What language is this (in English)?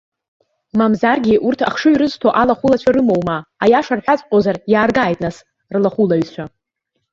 Abkhazian